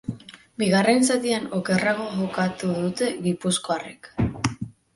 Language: Basque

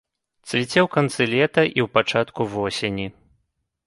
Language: Belarusian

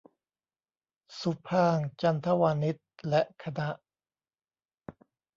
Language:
Thai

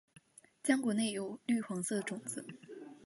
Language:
Chinese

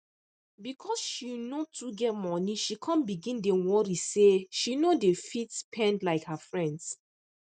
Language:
Nigerian Pidgin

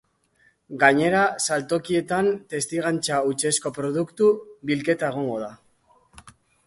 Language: Basque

